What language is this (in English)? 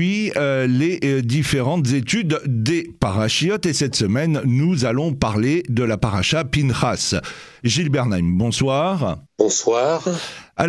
French